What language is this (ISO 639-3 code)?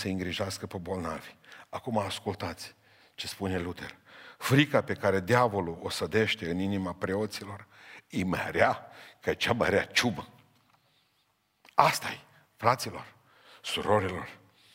ron